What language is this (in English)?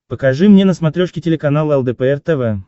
Russian